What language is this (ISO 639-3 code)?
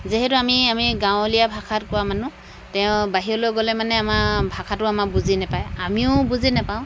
asm